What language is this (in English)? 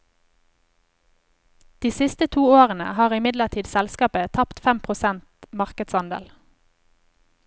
Norwegian